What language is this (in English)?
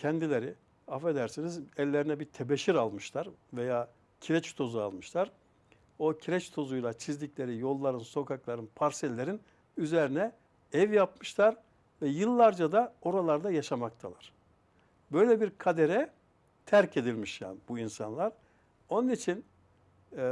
Turkish